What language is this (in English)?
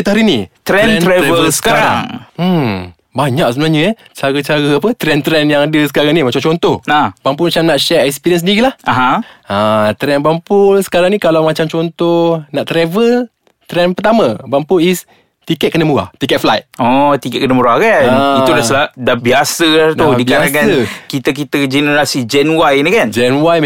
Malay